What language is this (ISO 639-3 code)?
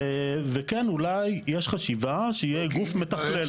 heb